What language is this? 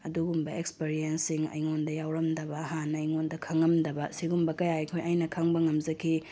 Manipuri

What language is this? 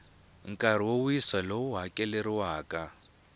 Tsonga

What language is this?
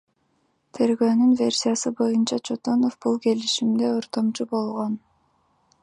Kyrgyz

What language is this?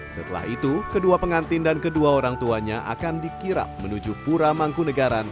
Indonesian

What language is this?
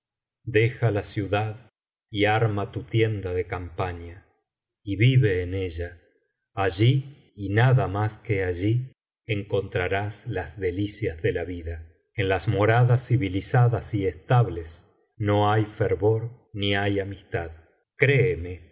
Spanish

